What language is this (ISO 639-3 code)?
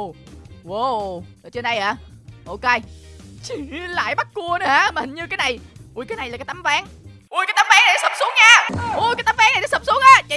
vie